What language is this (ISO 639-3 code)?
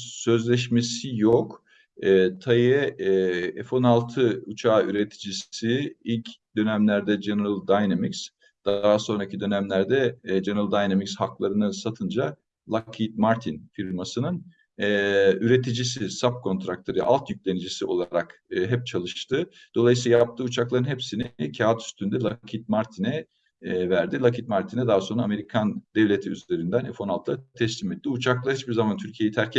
tur